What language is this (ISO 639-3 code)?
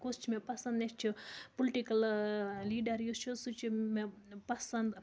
kas